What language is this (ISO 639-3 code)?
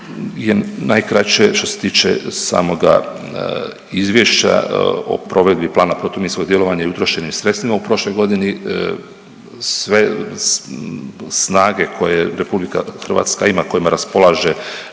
hrv